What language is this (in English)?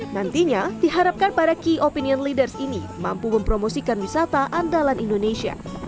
Indonesian